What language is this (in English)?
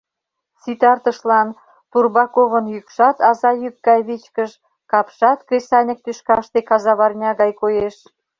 Mari